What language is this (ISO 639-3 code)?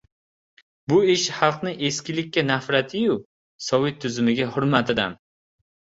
uzb